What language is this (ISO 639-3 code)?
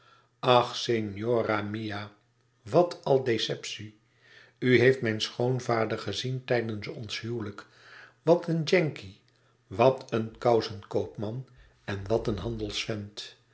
nld